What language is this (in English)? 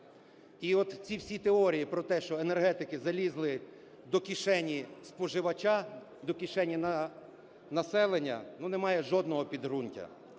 Ukrainian